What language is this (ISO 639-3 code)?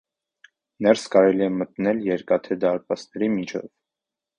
hye